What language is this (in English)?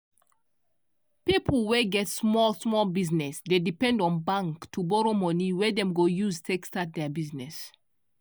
Nigerian Pidgin